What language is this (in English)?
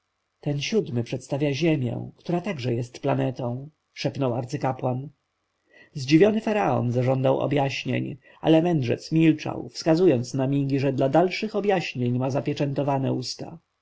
Polish